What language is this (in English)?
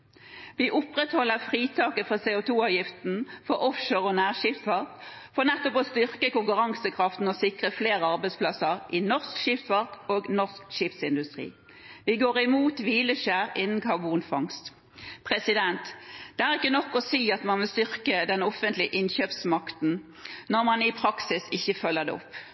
Norwegian Bokmål